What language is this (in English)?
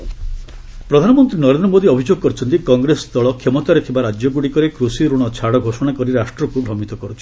Odia